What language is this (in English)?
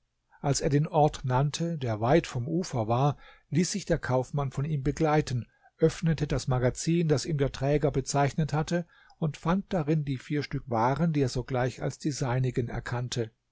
German